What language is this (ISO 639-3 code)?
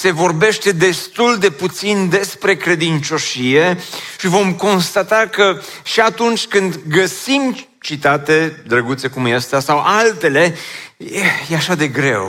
ron